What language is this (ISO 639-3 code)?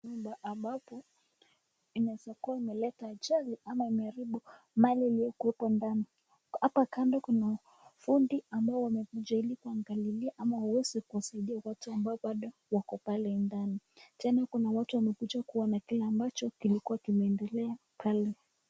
swa